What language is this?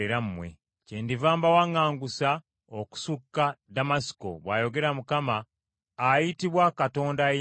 Ganda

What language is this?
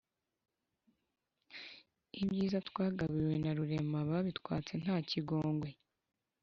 Kinyarwanda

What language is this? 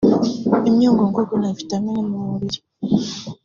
Kinyarwanda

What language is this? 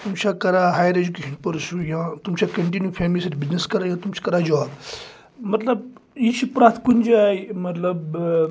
Kashmiri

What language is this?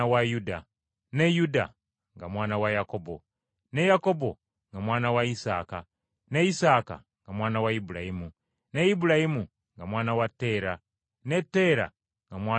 Ganda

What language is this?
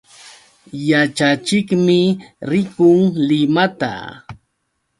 Yauyos Quechua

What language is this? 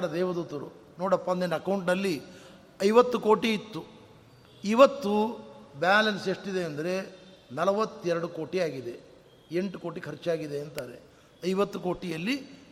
Kannada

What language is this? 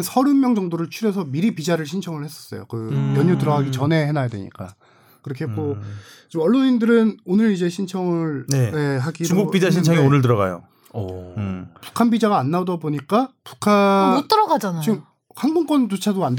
Korean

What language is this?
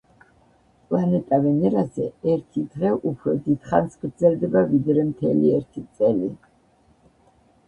Georgian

